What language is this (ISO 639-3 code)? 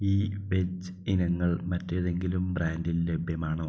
mal